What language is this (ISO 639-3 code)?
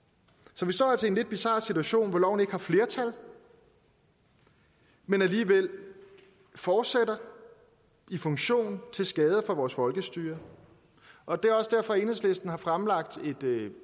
dan